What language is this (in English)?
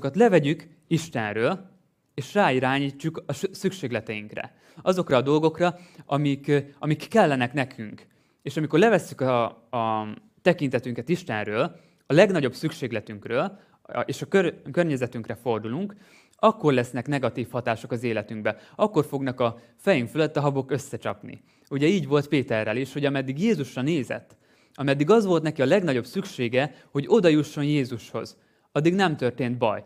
Hungarian